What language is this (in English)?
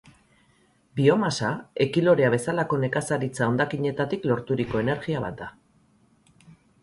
Basque